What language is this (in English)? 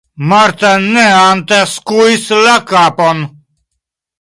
Esperanto